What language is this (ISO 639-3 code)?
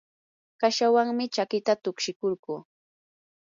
qur